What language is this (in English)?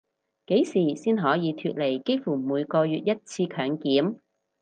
Cantonese